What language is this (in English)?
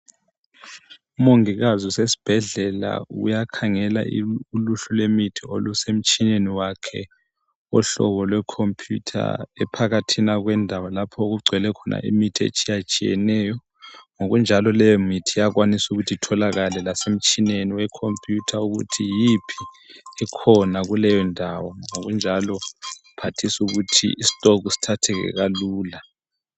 North Ndebele